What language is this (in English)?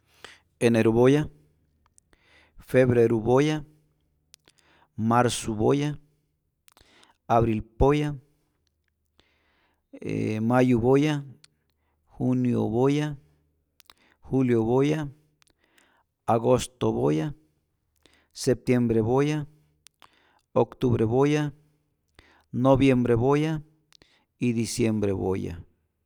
Rayón Zoque